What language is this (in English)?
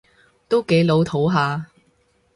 Cantonese